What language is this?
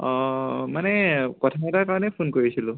Assamese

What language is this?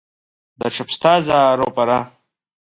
Abkhazian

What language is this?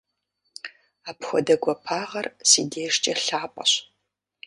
Kabardian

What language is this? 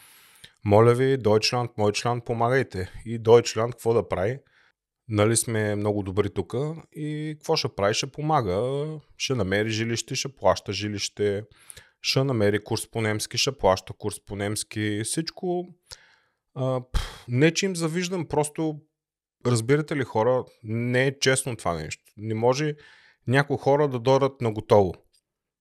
Bulgarian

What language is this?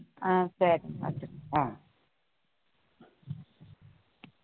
Tamil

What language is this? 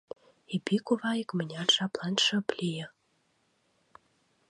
Mari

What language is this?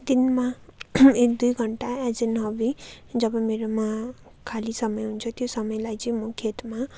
Nepali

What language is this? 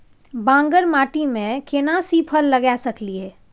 Maithili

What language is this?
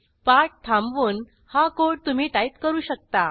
Marathi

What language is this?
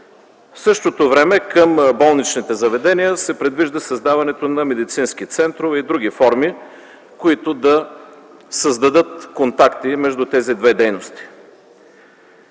Bulgarian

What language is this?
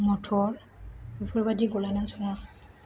Bodo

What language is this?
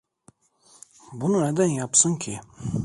Turkish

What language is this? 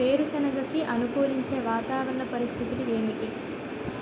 Telugu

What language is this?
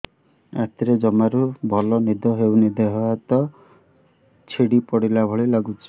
Odia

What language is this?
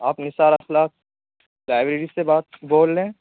Urdu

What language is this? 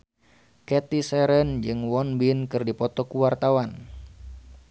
Sundanese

